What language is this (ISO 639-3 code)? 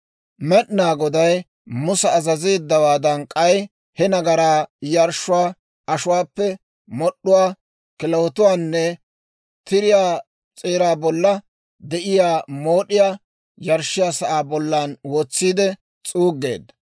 dwr